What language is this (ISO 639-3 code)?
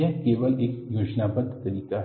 hin